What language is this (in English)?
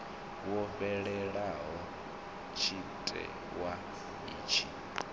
Venda